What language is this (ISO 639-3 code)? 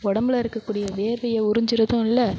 tam